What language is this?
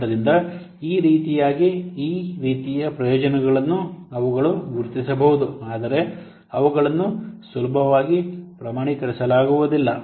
Kannada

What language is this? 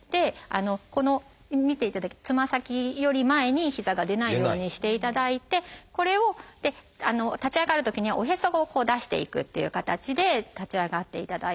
Japanese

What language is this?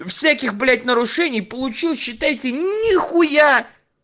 Russian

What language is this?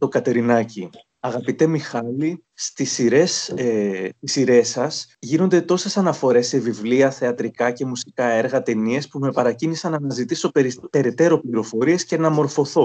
Greek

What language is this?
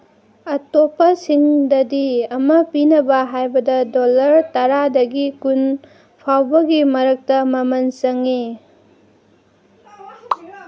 Manipuri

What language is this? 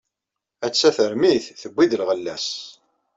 Kabyle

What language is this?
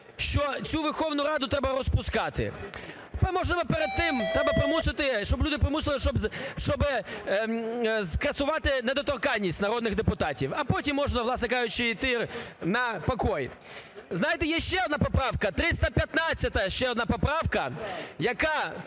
Ukrainian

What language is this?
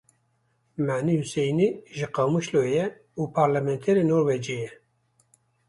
Kurdish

